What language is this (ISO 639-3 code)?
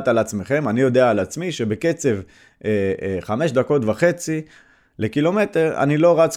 heb